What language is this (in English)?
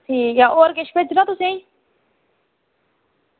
Dogri